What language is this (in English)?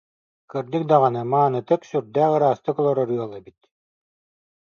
Yakut